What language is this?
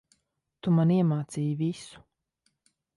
Latvian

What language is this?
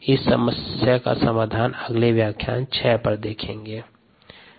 Hindi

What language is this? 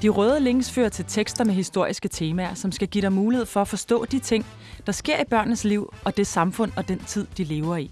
Danish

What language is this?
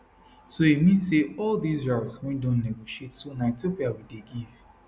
Nigerian Pidgin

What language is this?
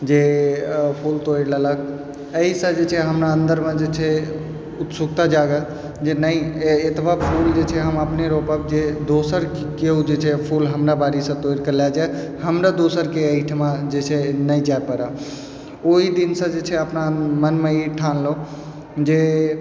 Maithili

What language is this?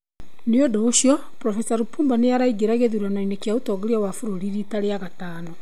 Kikuyu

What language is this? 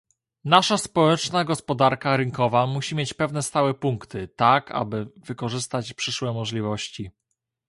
Polish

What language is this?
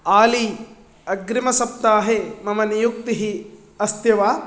Sanskrit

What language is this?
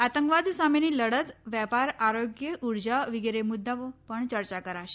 Gujarati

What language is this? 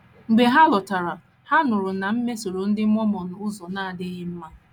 Igbo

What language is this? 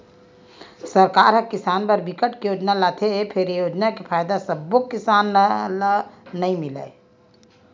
Chhattisgarhi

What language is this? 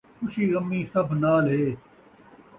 Saraiki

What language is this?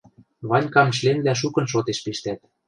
Western Mari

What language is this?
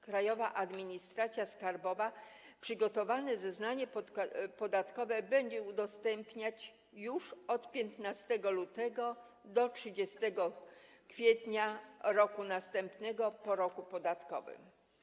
Polish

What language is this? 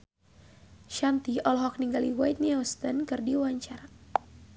Sundanese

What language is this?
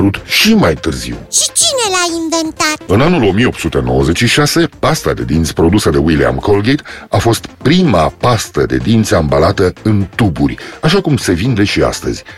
Romanian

